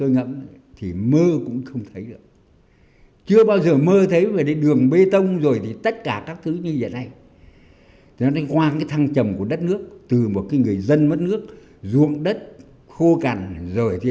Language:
Vietnamese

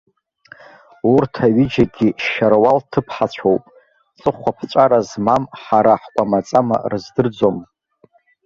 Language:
Abkhazian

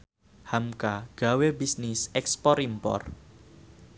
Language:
Javanese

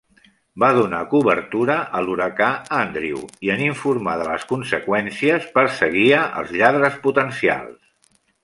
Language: Catalan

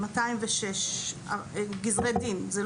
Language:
Hebrew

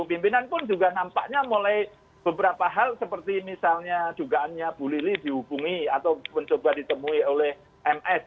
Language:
Indonesian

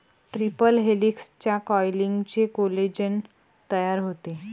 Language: Marathi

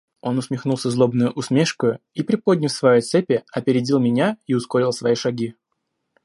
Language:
Russian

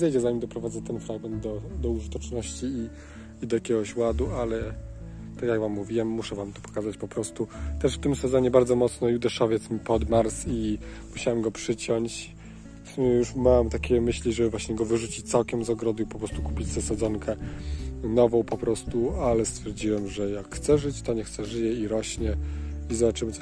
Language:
Polish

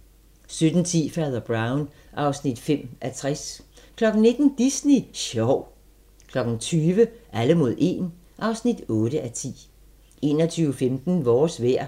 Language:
Danish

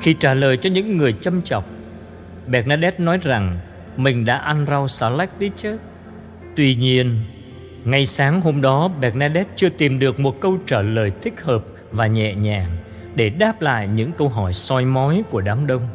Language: Vietnamese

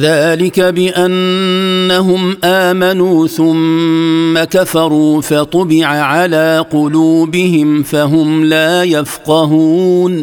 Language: Arabic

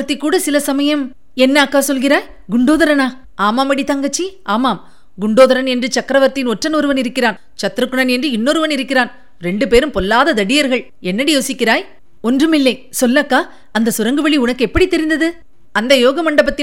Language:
Tamil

